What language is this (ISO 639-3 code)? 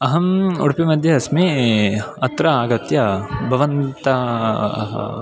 san